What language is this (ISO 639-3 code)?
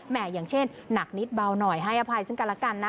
tha